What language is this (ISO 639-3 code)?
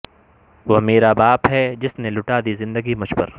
urd